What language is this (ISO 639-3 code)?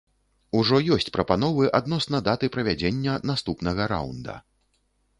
bel